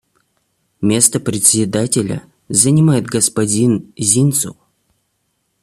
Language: Russian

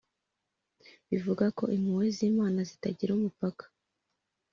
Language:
Kinyarwanda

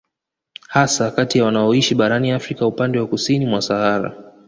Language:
Swahili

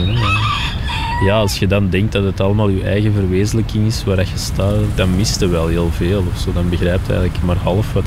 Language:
Dutch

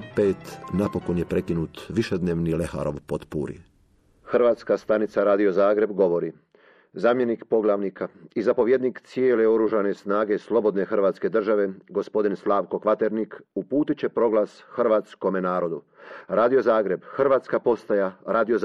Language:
Croatian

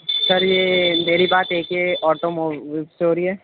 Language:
Urdu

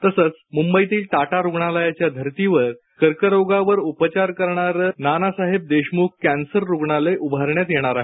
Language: Marathi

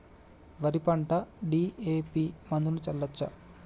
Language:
Telugu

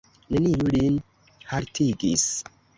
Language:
Esperanto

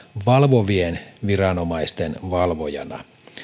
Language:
Finnish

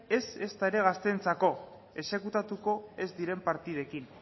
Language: Basque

